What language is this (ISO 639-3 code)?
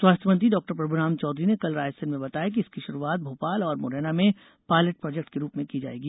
hin